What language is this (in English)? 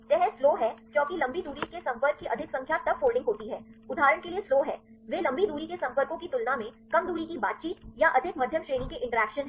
Hindi